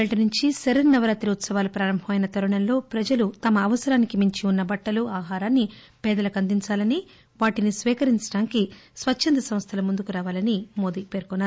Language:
Telugu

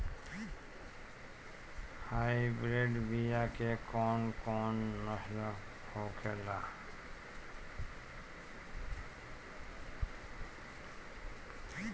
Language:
Bhojpuri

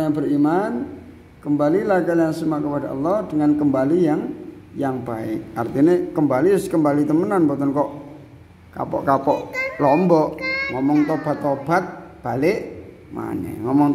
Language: Indonesian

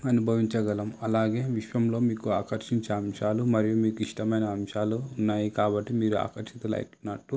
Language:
Telugu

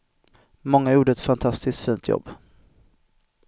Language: Swedish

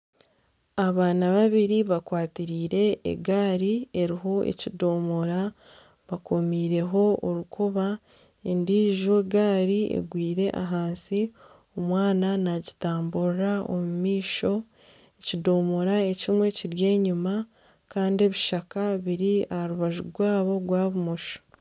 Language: Nyankole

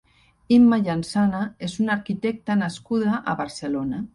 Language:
Catalan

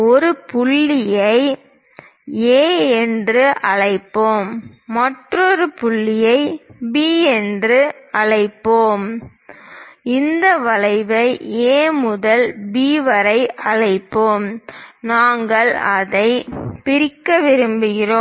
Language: Tamil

